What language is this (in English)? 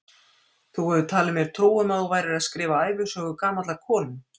Icelandic